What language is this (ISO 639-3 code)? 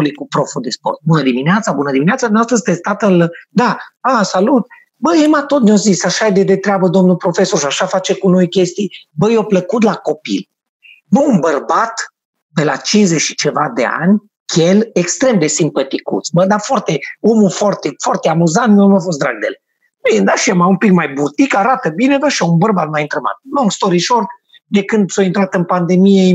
ron